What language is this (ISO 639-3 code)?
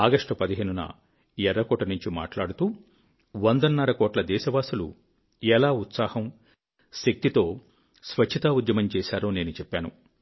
tel